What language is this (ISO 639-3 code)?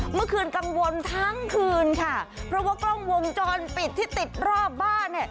tha